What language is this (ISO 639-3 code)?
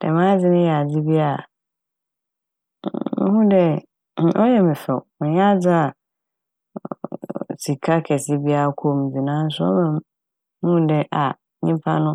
aka